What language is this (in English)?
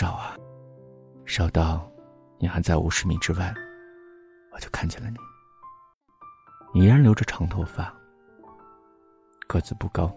Chinese